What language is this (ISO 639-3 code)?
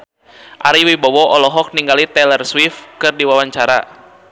sun